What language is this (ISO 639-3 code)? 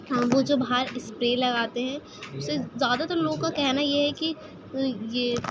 urd